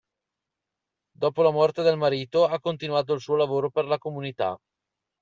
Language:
Italian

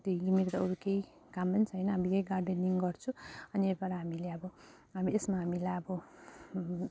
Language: Nepali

